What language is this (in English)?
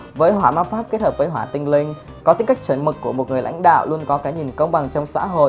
Vietnamese